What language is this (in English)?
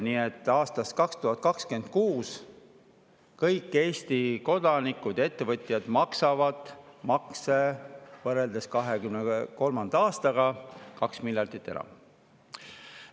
Estonian